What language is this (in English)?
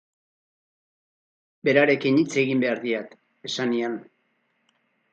Basque